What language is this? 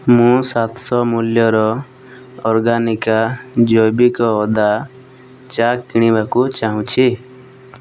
Odia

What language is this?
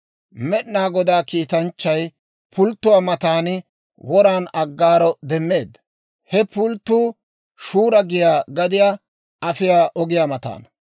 Dawro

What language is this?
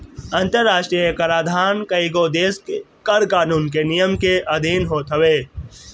Bhojpuri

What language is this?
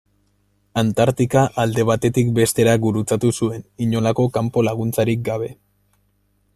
Basque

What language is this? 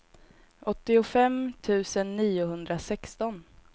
Swedish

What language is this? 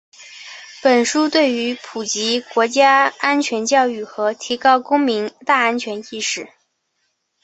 Chinese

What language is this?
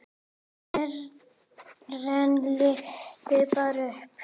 Icelandic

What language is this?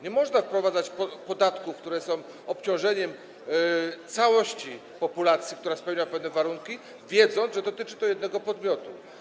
Polish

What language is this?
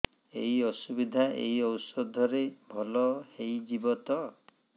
Odia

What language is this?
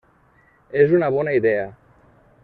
Catalan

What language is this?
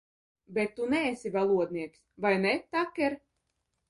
Latvian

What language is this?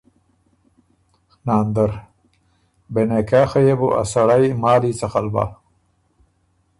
Ormuri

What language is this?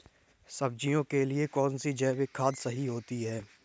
Hindi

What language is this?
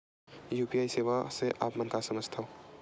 Chhattisgarhi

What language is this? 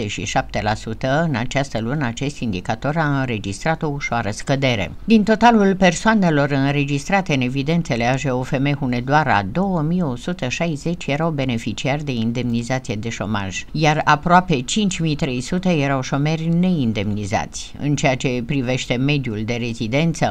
Romanian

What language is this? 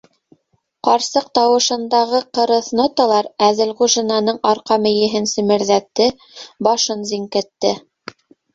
Bashkir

